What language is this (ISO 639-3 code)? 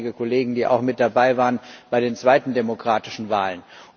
deu